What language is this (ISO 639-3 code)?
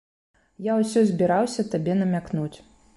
bel